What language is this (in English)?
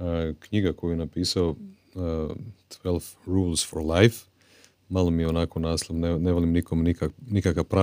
Croatian